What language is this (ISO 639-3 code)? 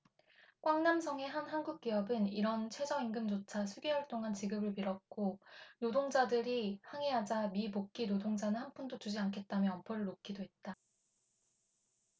kor